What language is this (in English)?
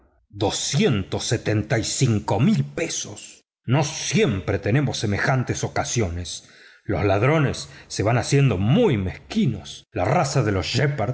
Spanish